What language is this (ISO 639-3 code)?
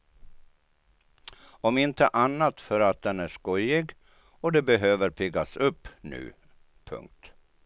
swe